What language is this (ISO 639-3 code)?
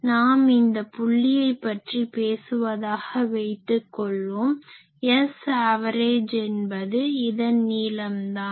tam